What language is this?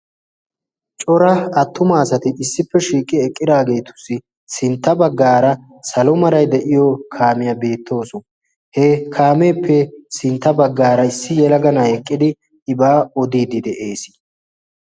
Wolaytta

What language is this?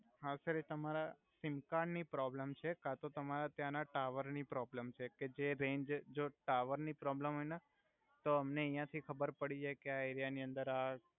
Gujarati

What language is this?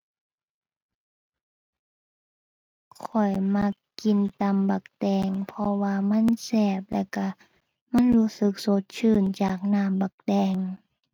Thai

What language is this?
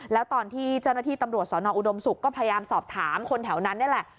Thai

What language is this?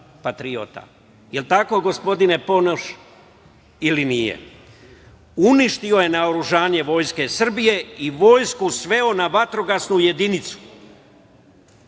Serbian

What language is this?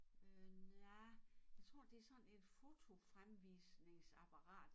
Danish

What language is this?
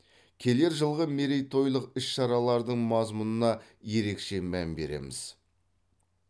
Kazakh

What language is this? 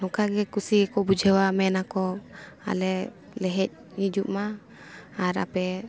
Santali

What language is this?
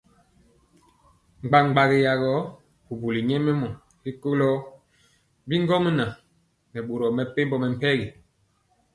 Mpiemo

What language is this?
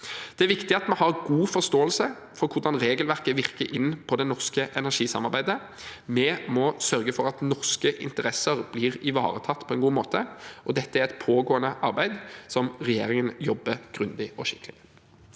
Norwegian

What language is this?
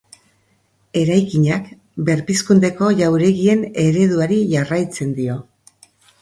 Basque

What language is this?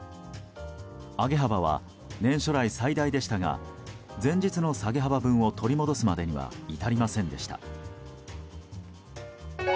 Japanese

